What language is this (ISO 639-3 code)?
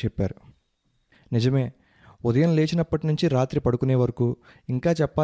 tel